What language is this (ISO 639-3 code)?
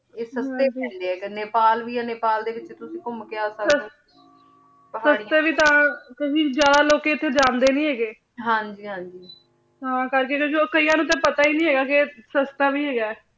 pan